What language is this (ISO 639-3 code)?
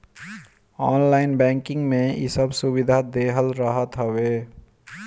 bho